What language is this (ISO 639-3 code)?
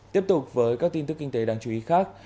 vie